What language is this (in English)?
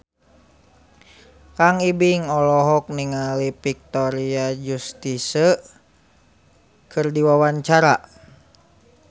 Sundanese